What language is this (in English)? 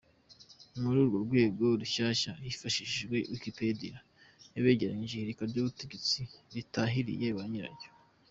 Kinyarwanda